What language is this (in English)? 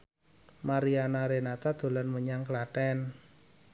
Javanese